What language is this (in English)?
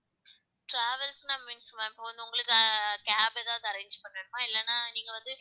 Tamil